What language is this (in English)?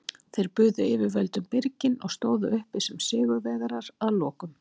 Icelandic